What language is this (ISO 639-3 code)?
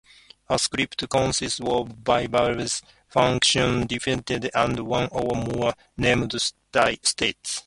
eng